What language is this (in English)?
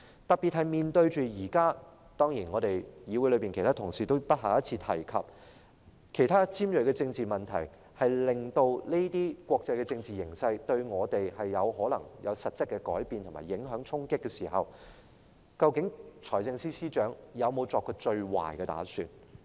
Cantonese